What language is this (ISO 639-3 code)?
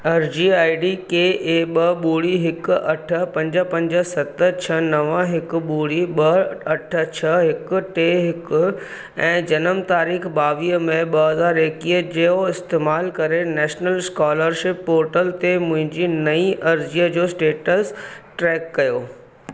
snd